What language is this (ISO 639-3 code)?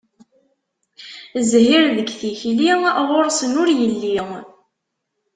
kab